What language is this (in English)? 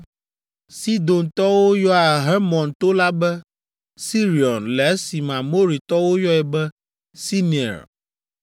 Ewe